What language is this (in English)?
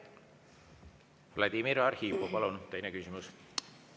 Estonian